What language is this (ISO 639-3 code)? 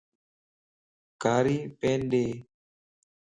lss